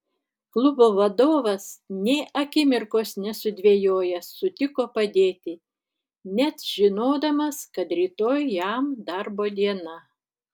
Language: Lithuanian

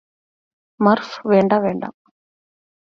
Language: Malayalam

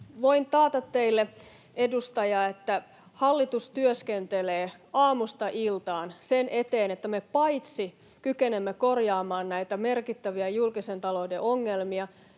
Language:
Finnish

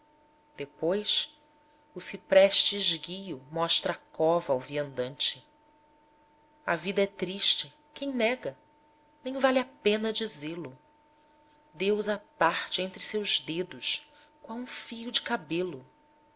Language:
Portuguese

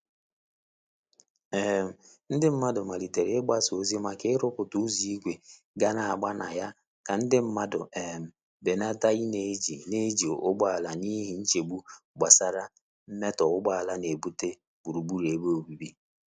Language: Igbo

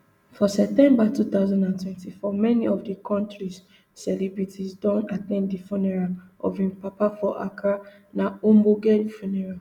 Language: Nigerian Pidgin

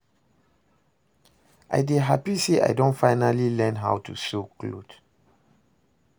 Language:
Nigerian Pidgin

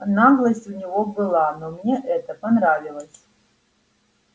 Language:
Russian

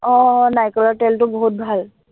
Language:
Assamese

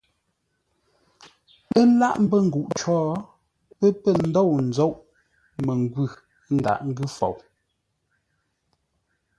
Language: Ngombale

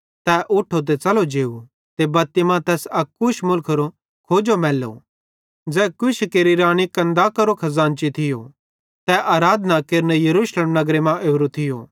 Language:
Bhadrawahi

